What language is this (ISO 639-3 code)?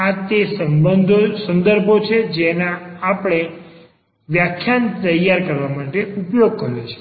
guj